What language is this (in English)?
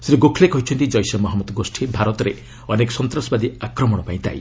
Odia